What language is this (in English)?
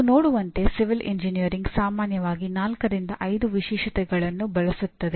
Kannada